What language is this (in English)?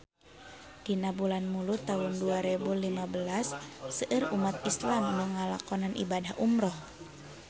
Sundanese